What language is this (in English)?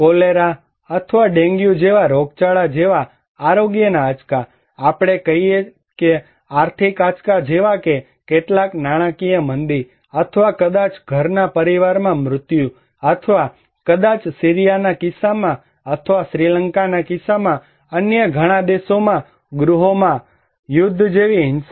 Gujarati